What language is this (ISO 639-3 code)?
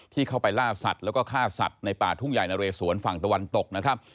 tha